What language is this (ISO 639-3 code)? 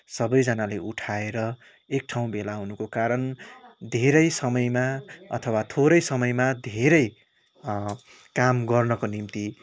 nep